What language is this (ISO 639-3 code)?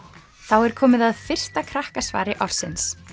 isl